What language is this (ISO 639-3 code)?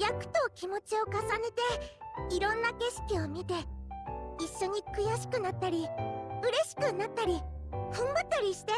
jpn